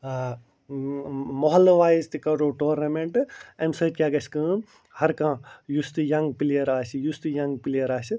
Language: Kashmiri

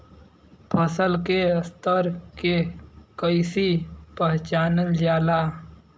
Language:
Bhojpuri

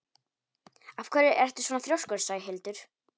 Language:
Icelandic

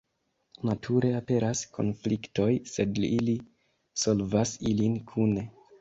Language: Esperanto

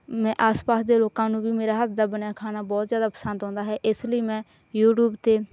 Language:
Punjabi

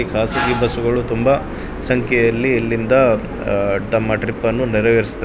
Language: Kannada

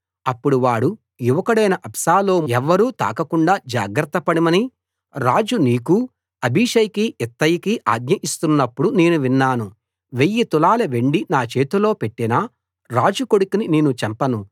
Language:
Telugu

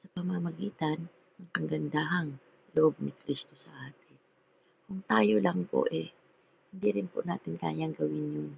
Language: Filipino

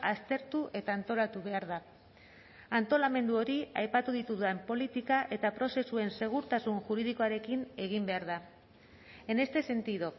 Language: Basque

